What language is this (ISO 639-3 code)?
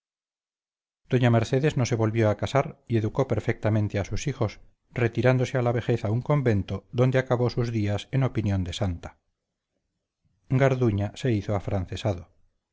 spa